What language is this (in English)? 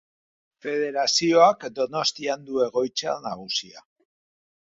Basque